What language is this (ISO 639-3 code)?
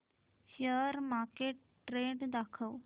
mar